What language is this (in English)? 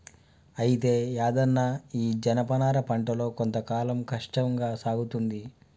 Telugu